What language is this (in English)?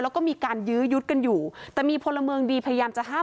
Thai